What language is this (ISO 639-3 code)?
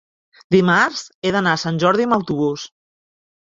cat